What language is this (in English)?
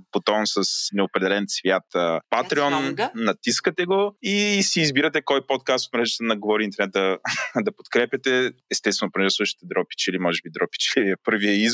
Bulgarian